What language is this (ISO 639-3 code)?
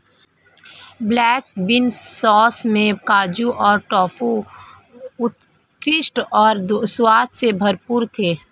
hin